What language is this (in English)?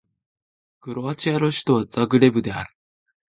Japanese